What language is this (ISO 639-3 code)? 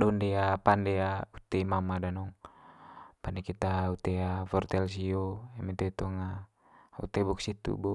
mqy